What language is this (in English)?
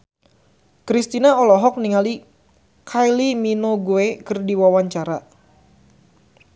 Sundanese